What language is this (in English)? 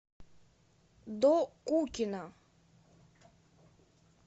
Russian